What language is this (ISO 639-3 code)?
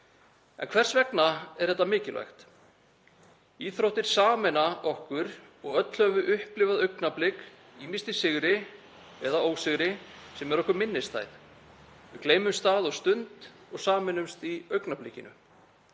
isl